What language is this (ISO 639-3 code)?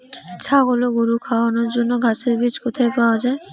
ben